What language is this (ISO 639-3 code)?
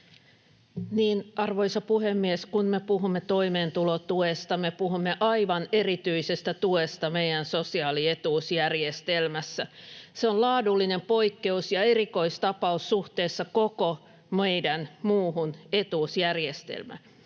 fin